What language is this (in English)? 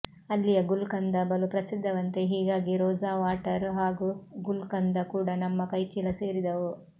Kannada